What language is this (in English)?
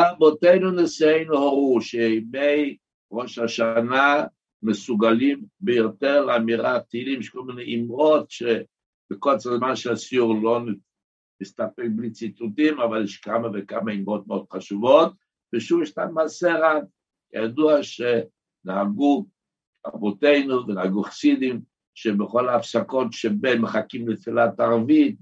Hebrew